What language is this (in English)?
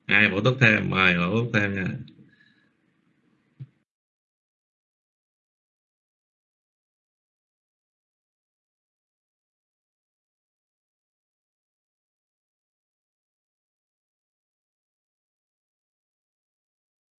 Vietnamese